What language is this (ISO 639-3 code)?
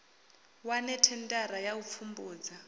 ven